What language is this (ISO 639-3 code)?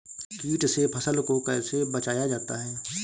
hin